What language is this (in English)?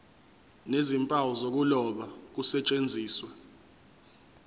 Zulu